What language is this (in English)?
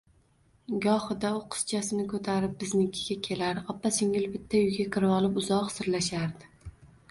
Uzbek